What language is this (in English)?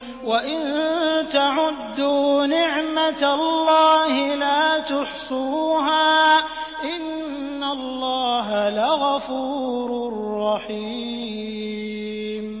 Arabic